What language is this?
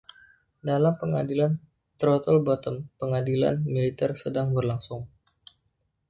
Indonesian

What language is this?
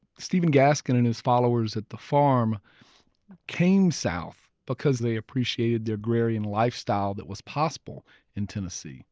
English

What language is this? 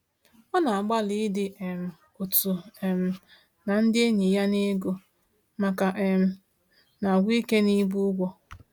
Igbo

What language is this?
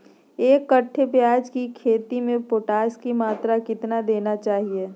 Magahi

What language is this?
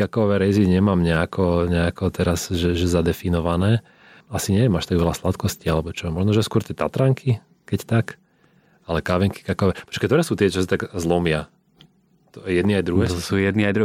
Slovak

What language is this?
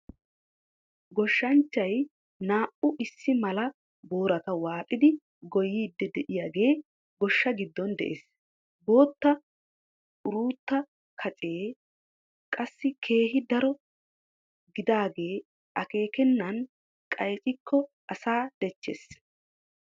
Wolaytta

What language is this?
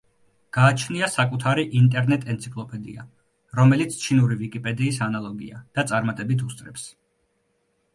Georgian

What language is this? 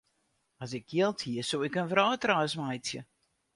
Western Frisian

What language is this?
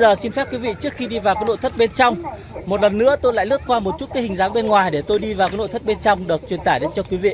Vietnamese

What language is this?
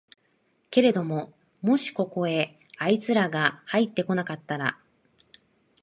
Japanese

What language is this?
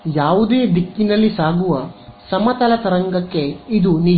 Kannada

